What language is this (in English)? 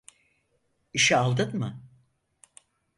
Turkish